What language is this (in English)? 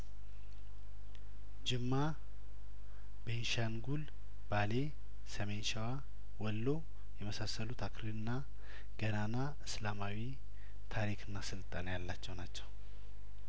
Amharic